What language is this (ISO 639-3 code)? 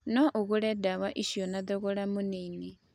kik